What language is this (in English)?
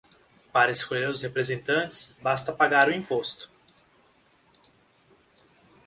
Portuguese